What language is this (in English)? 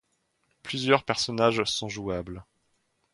French